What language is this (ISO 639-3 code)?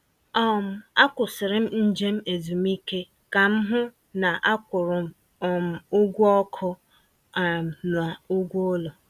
ibo